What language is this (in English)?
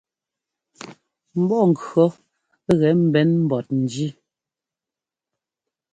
Ngomba